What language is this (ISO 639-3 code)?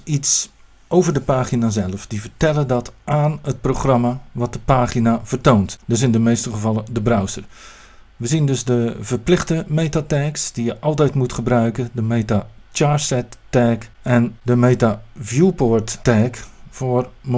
nld